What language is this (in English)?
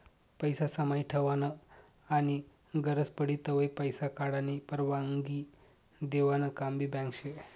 Marathi